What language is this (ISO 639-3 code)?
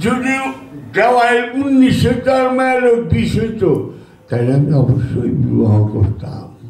tur